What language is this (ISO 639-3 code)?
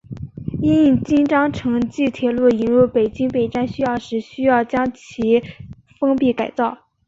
zho